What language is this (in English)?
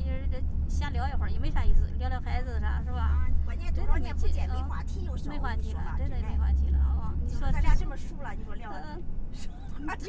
Chinese